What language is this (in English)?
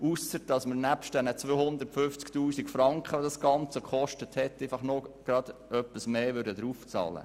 Swiss German